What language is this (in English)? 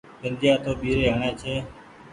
Goaria